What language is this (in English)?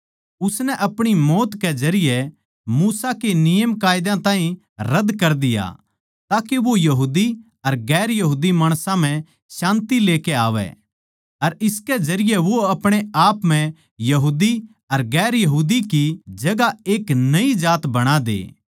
Haryanvi